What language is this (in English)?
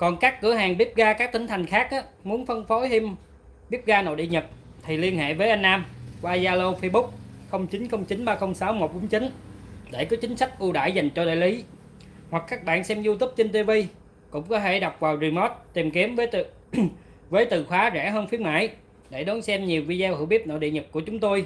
Vietnamese